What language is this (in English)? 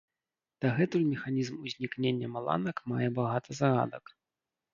Belarusian